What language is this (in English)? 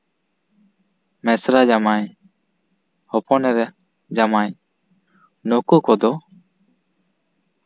Santali